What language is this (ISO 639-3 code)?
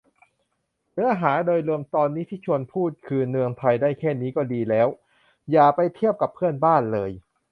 tha